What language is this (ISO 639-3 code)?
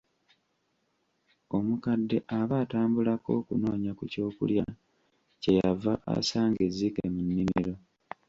lug